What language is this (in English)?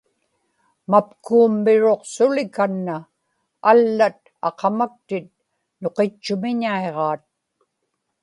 Inupiaq